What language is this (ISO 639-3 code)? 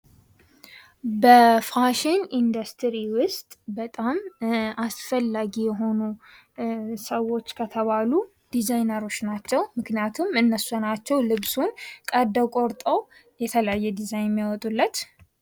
amh